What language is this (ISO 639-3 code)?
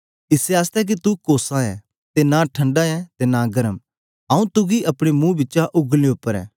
doi